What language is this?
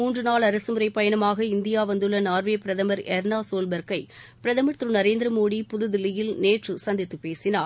Tamil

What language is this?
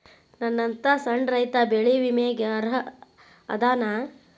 Kannada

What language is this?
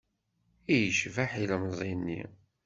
Kabyle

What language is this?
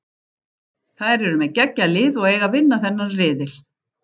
Icelandic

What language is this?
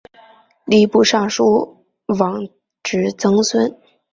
Chinese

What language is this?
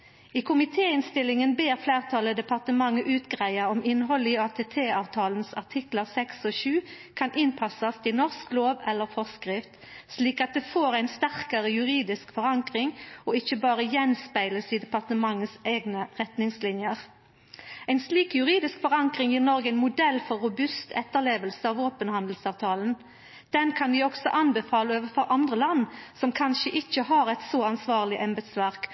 Norwegian Nynorsk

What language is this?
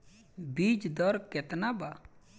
Bhojpuri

